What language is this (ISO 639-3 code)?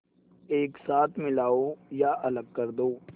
hin